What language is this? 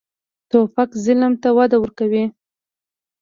Pashto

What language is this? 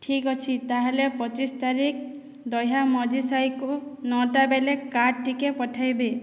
Odia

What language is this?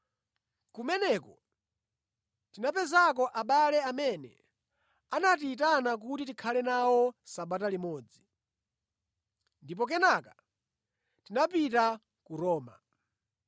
Nyanja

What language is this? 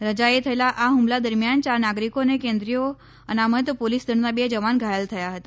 Gujarati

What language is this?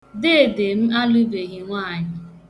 Igbo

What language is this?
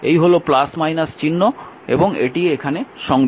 Bangla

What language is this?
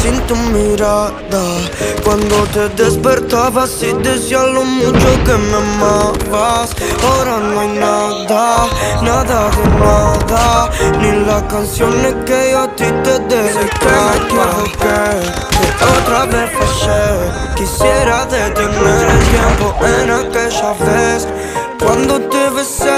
Romanian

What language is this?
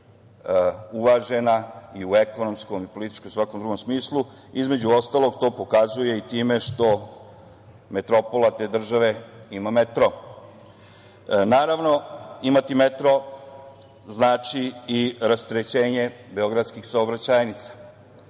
Serbian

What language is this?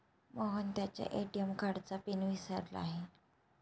Marathi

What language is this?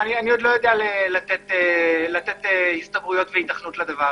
Hebrew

